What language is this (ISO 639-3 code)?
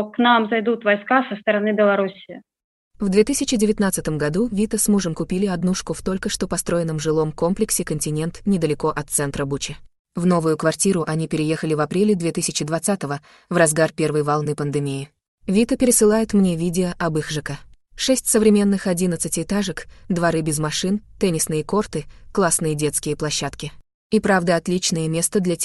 rus